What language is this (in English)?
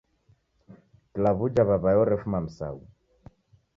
Taita